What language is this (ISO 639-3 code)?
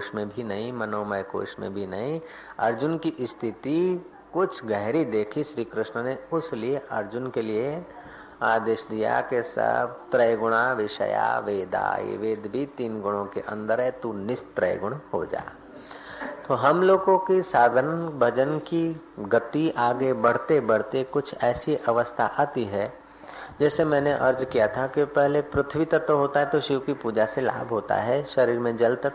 hin